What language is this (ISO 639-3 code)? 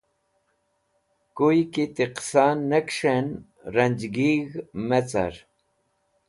wbl